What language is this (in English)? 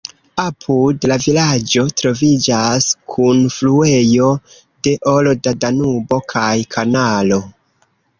Esperanto